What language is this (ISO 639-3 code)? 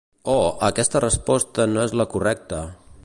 cat